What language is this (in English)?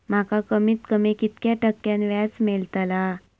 Marathi